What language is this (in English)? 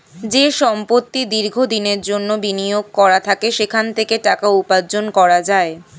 Bangla